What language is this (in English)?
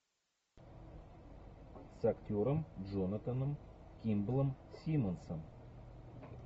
Russian